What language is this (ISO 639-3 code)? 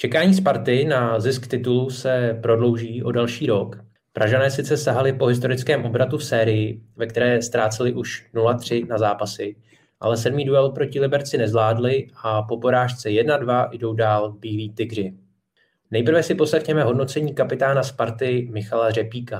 ces